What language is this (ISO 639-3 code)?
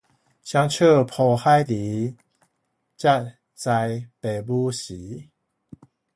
nan